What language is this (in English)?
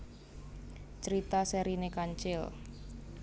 Javanese